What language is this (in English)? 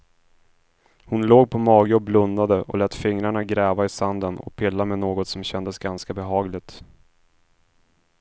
Swedish